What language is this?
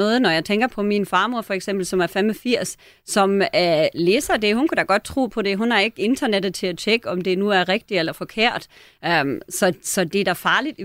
Danish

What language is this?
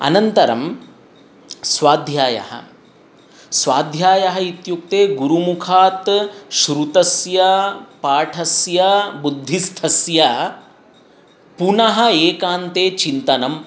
Sanskrit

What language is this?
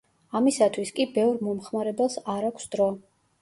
Georgian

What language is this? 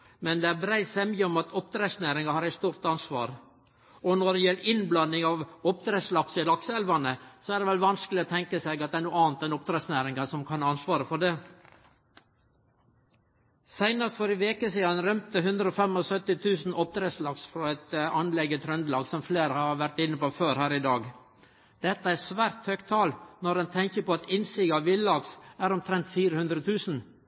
Norwegian Nynorsk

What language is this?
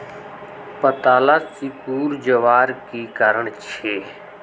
Magahi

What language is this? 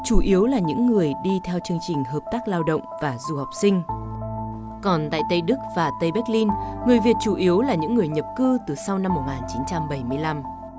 Vietnamese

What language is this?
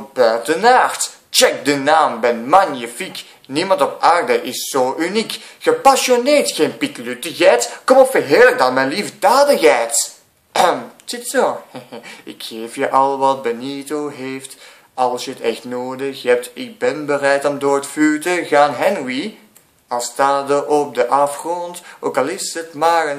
Dutch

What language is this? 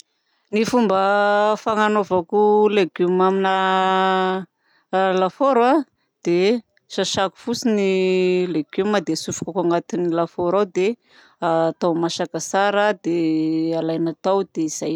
Southern Betsimisaraka Malagasy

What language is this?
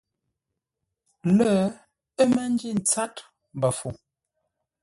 Ngombale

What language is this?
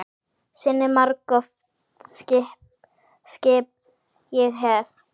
Icelandic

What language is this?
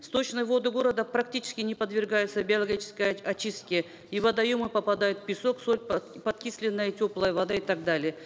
Kazakh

